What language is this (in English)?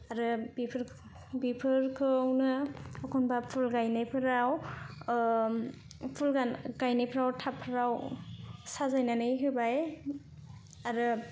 Bodo